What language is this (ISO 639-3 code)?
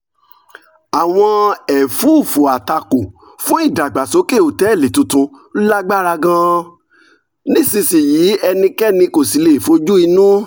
yor